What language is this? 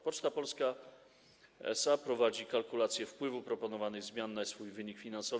Polish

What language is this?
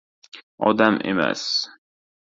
Uzbek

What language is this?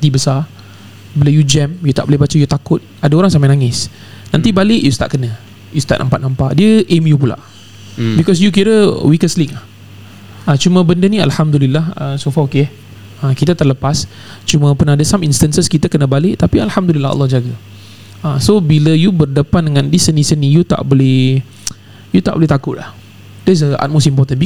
Malay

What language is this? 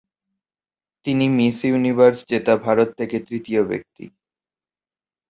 Bangla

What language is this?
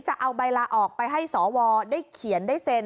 Thai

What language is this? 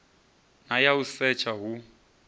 Venda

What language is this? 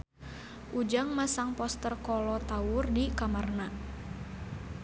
Sundanese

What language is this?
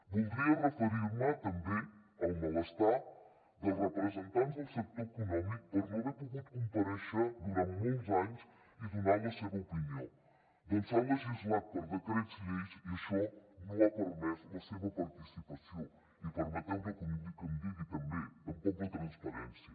Catalan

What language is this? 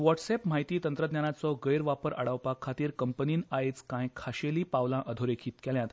Konkani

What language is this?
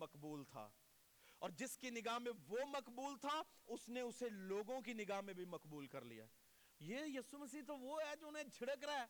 Urdu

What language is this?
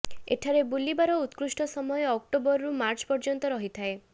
Odia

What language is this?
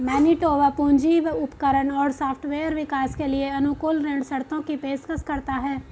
Hindi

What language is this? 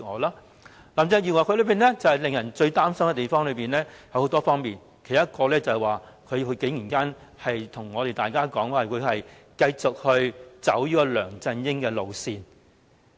Cantonese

